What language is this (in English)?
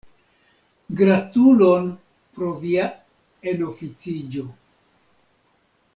Esperanto